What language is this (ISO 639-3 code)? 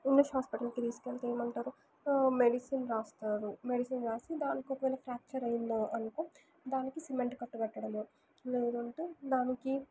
tel